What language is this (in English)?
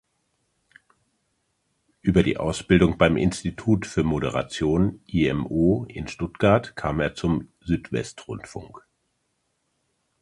German